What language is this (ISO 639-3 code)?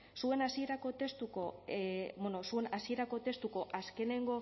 eus